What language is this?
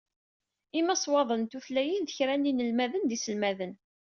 Kabyle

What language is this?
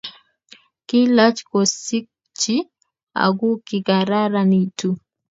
Kalenjin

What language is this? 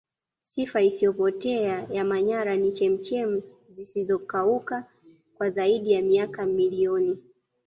Swahili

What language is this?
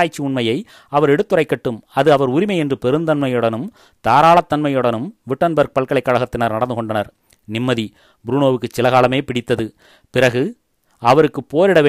Tamil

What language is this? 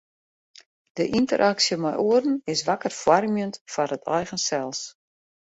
Western Frisian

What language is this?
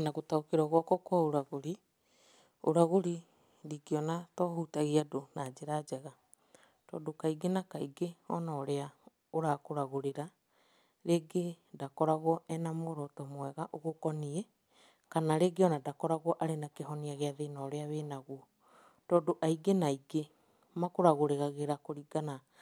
Kikuyu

